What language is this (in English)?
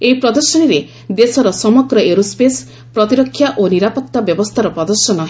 Odia